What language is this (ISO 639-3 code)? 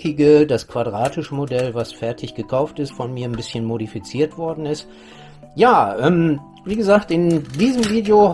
deu